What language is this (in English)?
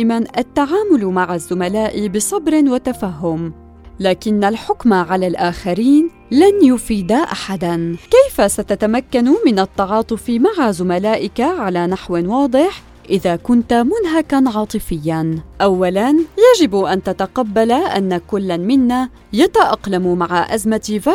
Arabic